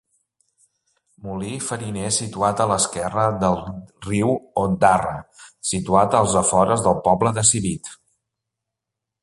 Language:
Catalan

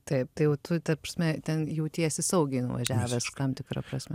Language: Lithuanian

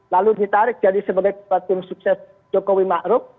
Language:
Indonesian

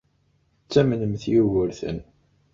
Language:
Kabyle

